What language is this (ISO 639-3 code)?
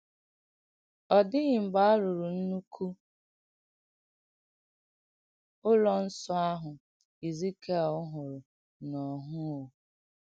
ibo